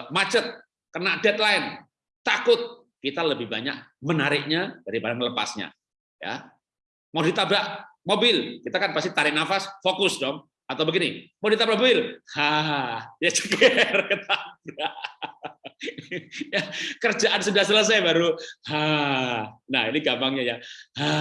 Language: Indonesian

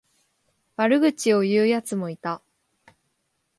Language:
Japanese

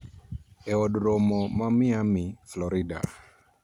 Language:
Luo (Kenya and Tanzania)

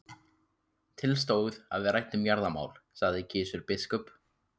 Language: Icelandic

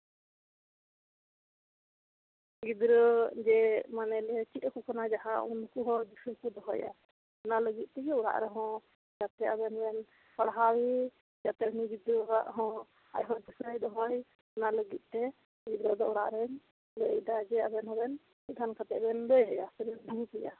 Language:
Santali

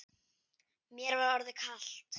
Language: Icelandic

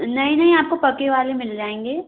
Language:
Hindi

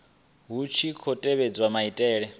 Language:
Venda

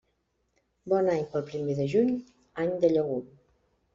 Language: Catalan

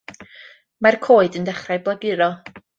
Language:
Welsh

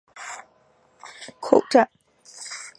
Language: Chinese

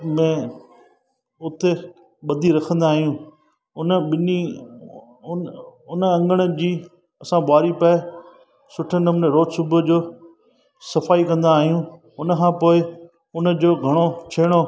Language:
Sindhi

